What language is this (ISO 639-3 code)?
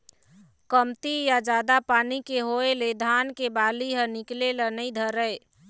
hne